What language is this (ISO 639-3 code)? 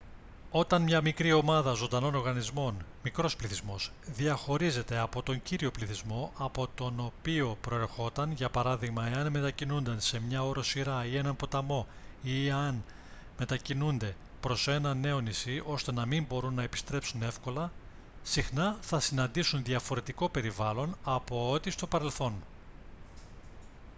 ell